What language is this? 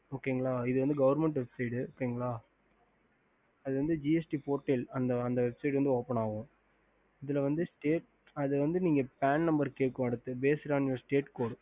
Tamil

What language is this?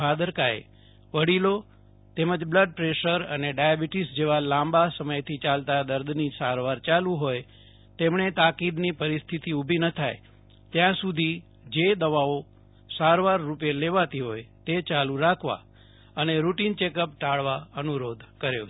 Gujarati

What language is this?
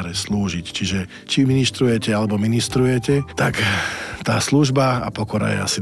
Slovak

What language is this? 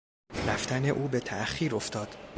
Persian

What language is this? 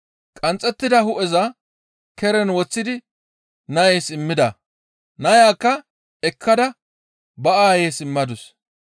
Gamo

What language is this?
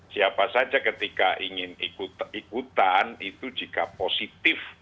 Indonesian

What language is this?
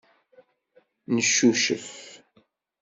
Kabyle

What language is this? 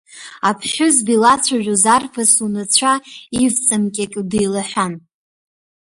Abkhazian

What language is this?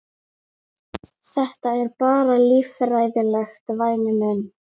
Icelandic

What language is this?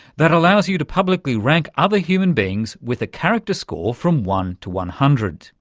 English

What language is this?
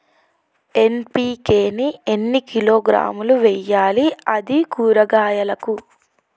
Telugu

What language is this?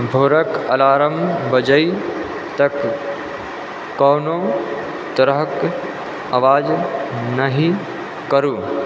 Maithili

